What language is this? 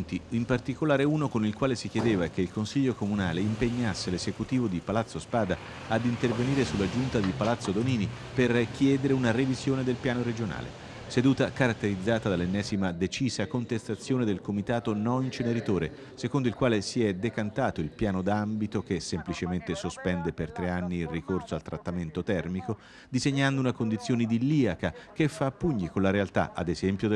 Italian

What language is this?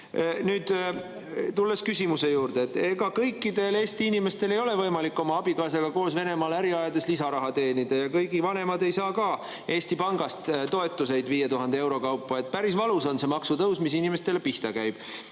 Estonian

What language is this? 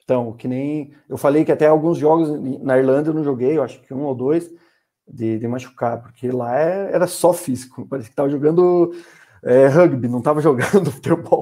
Portuguese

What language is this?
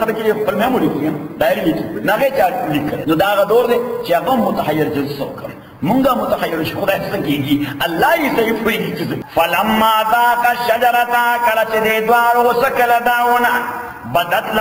Arabic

